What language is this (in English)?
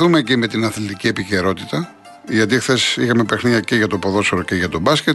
Greek